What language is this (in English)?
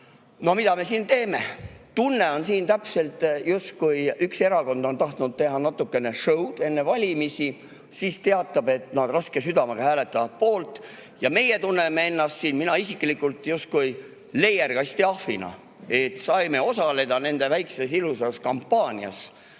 Estonian